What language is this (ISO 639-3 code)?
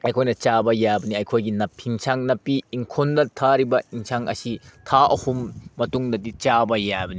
mni